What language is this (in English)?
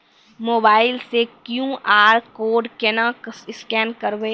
Maithili